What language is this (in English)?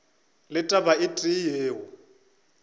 Northern Sotho